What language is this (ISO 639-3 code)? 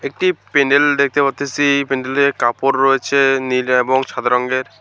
ben